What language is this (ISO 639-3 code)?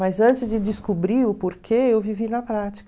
por